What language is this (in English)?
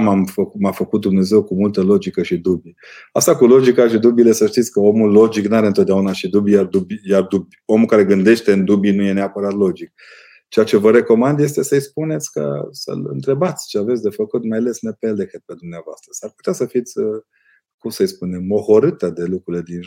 Romanian